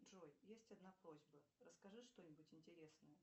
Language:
Russian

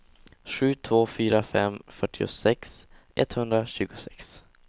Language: Swedish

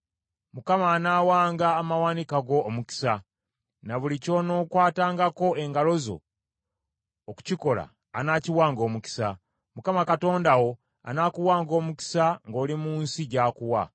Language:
Ganda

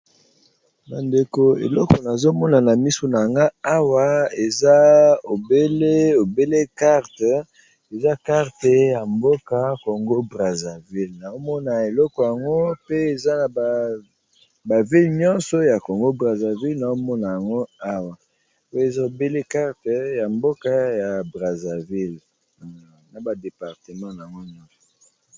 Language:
Lingala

